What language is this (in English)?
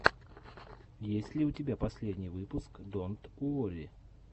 Russian